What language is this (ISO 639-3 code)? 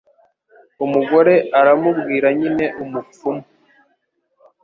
kin